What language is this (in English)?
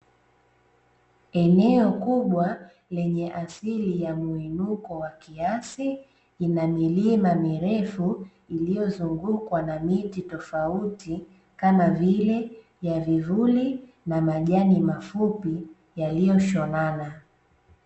Swahili